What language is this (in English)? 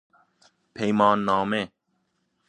Persian